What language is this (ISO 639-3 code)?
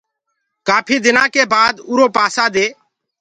ggg